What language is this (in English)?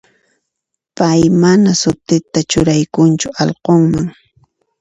Puno Quechua